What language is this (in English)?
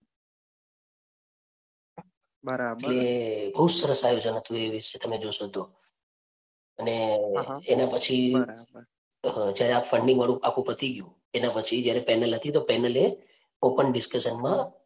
Gujarati